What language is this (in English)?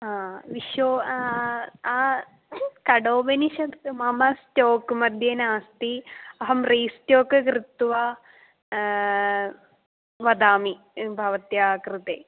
Sanskrit